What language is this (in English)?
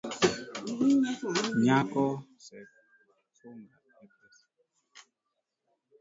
Luo (Kenya and Tanzania)